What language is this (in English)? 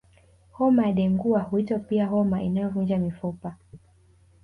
Swahili